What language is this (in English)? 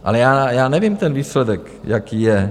Czech